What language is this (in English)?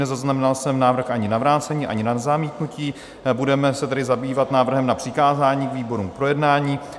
Czech